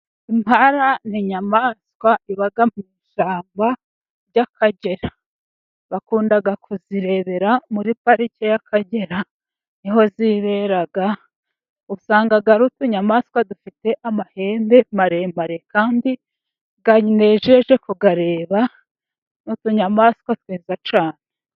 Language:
Kinyarwanda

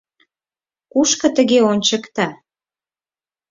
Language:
Mari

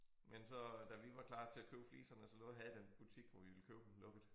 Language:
Danish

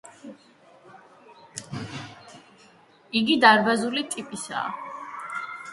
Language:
Georgian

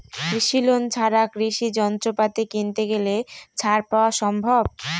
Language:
Bangla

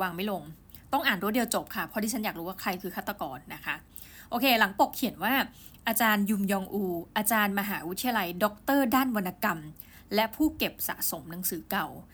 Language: Thai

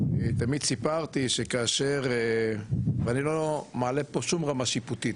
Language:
Hebrew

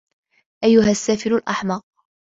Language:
Arabic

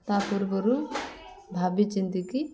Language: Odia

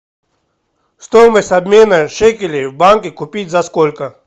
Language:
Russian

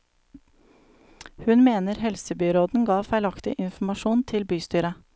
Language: Norwegian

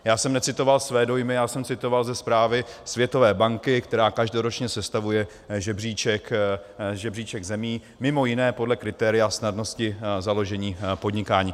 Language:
Czech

